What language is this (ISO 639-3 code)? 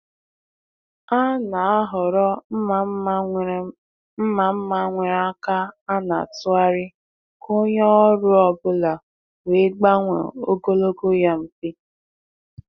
ibo